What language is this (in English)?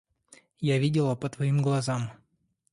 Russian